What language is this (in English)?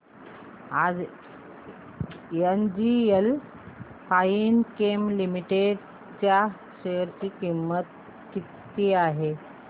Marathi